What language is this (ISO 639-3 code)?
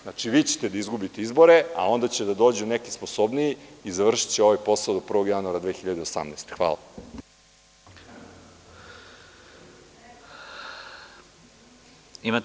srp